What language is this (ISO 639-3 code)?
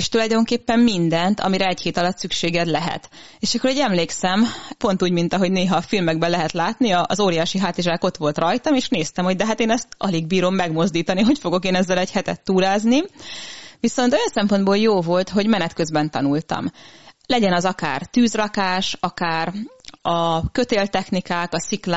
hun